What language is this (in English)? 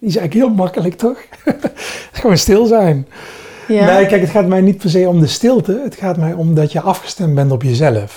Dutch